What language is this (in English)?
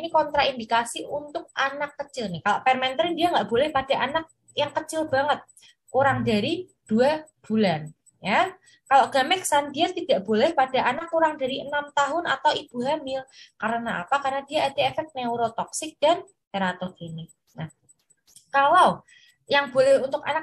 Indonesian